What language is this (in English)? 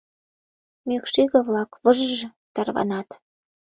Mari